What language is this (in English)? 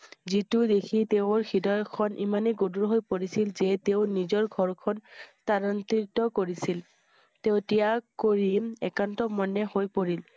Assamese